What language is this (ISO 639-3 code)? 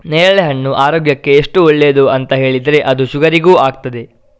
kan